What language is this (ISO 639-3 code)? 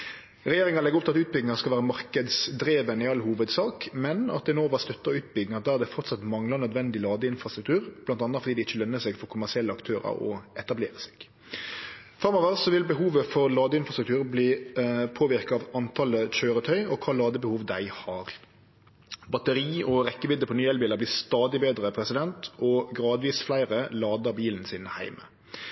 nno